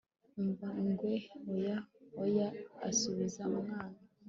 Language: Kinyarwanda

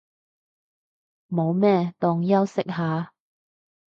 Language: Cantonese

